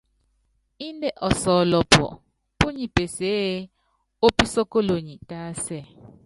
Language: Yangben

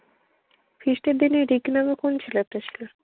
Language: Bangla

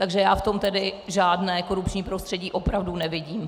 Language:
Czech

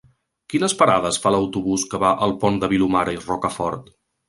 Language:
Catalan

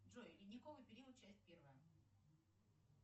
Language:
Russian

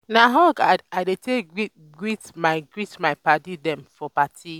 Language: Nigerian Pidgin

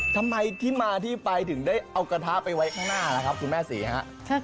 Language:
Thai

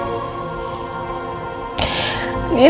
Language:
Indonesian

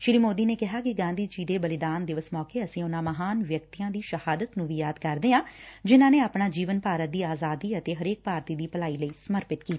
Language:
Punjabi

